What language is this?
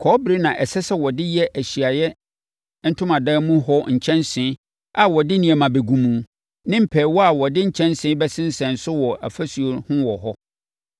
Akan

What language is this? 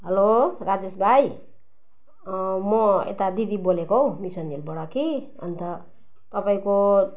Nepali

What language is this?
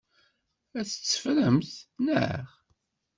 Kabyle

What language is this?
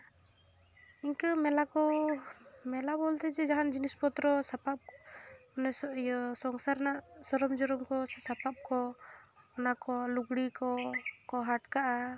Santali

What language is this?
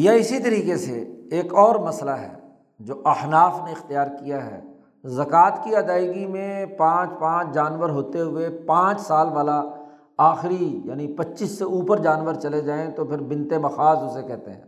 Urdu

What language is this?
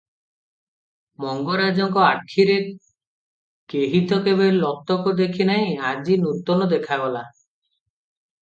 Odia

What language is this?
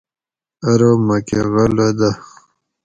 Gawri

